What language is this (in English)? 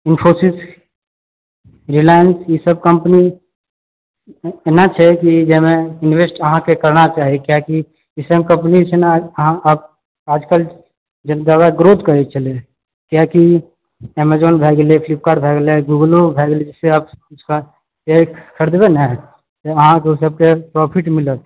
Maithili